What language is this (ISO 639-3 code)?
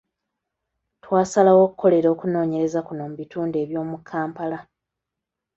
lug